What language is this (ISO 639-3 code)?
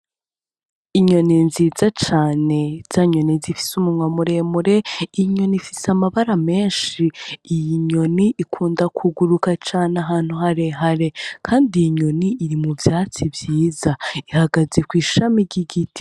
run